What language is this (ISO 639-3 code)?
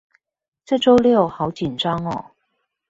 zho